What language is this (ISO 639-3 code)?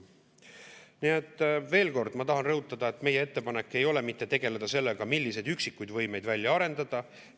est